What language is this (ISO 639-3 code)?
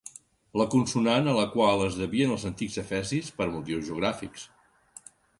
cat